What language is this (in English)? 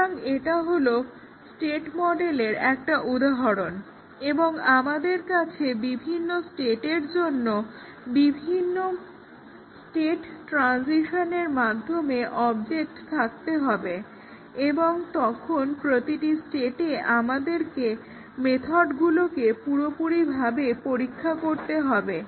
Bangla